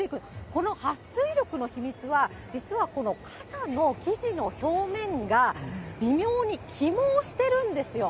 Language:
Japanese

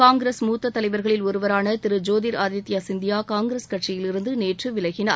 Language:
Tamil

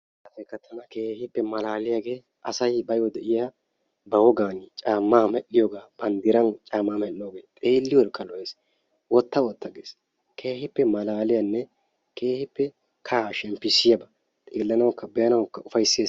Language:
Wolaytta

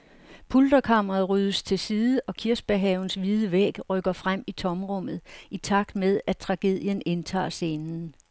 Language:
Danish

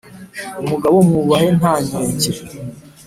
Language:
Kinyarwanda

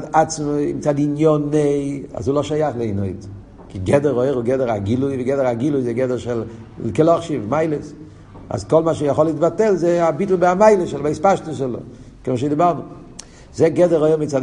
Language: Hebrew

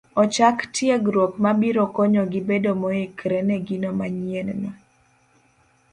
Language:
Luo (Kenya and Tanzania)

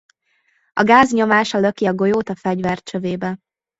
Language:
Hungarian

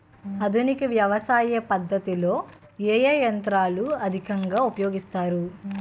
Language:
Telugu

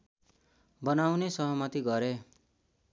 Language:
Nepali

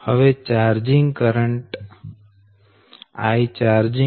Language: Gujarati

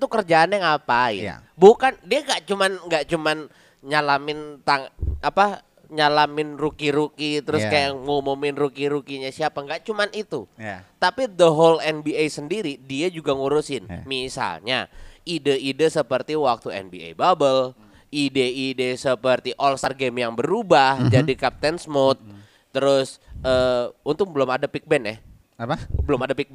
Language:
Indonesian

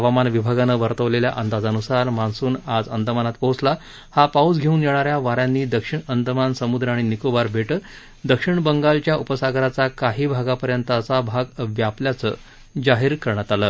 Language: Marathi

